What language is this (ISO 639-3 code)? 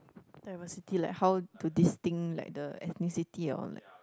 eng